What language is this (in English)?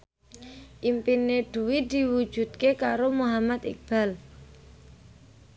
Javanese